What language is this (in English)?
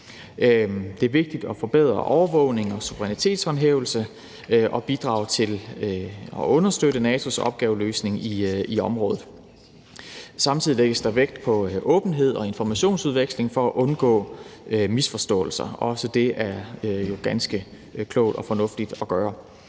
Danish